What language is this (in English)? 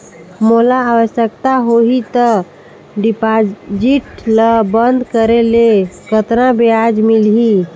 Chhattisgarhi